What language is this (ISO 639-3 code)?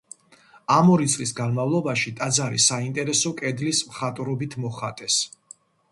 kat